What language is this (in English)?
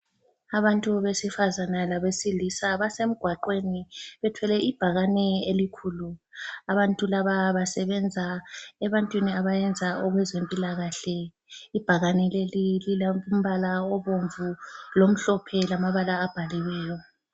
North Ndebele